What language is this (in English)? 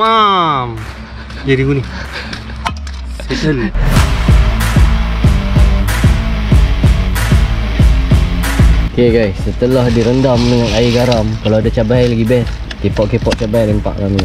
Malay